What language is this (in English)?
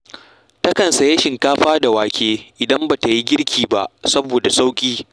Hausa